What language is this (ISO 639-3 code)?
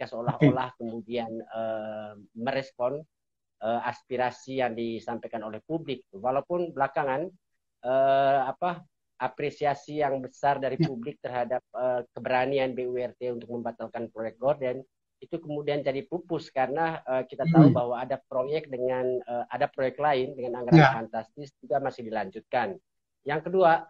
ind